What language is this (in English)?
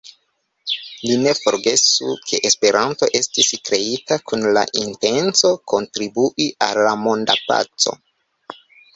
Esperanto